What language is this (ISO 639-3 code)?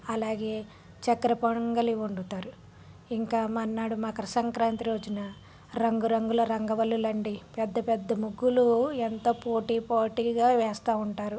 tel